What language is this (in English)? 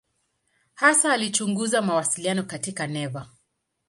Swahili